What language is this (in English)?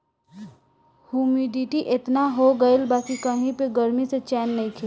Bhojpuri